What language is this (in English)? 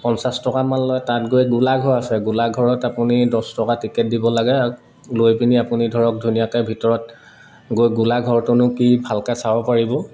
Assamese